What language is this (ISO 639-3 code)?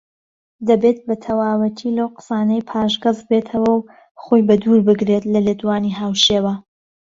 ckb